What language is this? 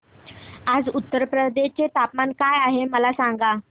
Marathi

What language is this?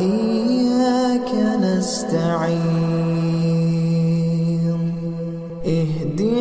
Arabic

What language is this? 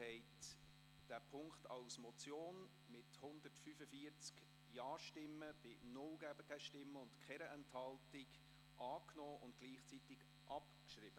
Swiss German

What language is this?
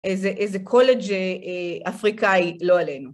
Hebrew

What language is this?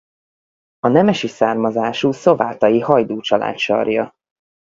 Hungarian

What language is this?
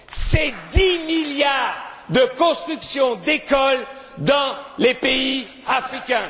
French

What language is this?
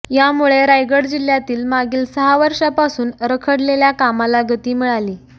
Marathi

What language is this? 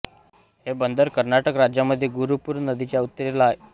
Marathi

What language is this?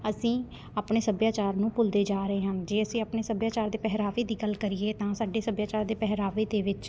Punjabi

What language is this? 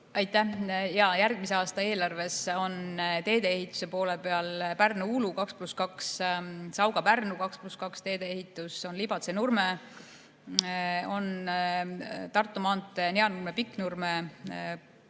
Estonian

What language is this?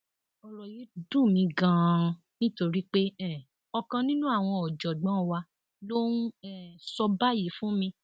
Yoruba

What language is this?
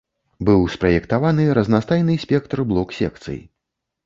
Belarusian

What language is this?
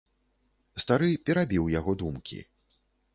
Belarusian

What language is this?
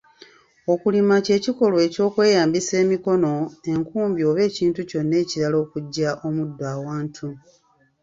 Ganda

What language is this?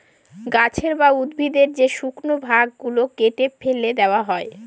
Bangla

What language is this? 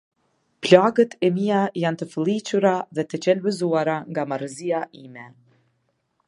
Albanian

